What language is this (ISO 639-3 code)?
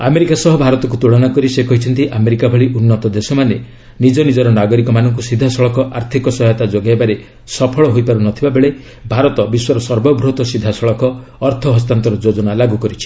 ori